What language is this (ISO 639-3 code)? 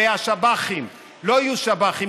heb